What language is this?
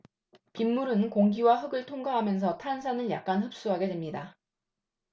Korean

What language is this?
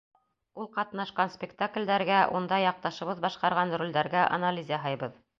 Bashkir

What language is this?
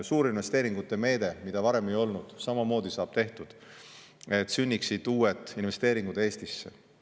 Estonian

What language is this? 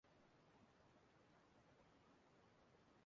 Igbo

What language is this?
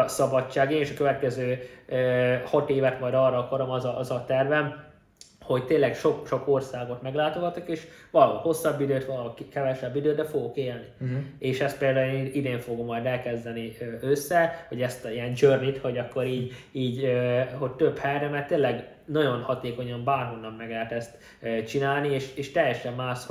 Hungarian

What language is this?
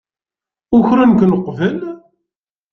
Kabyle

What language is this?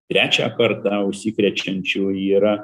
Lithuanian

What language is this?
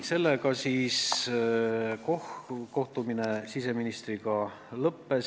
Estonian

